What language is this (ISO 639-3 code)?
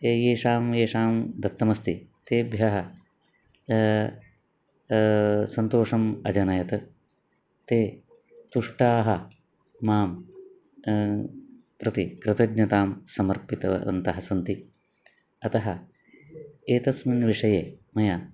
san